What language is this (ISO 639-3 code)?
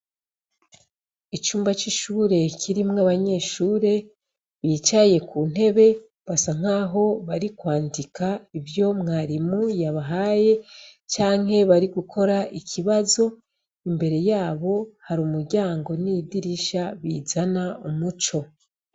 run